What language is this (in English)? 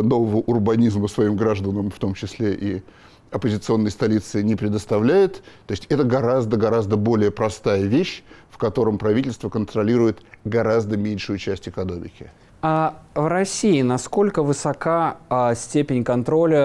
Russian